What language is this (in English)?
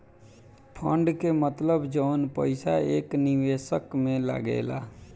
Bhojpuri